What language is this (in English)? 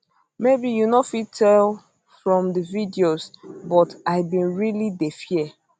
Nigerian Pidgin